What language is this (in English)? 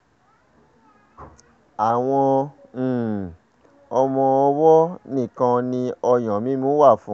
Yoruba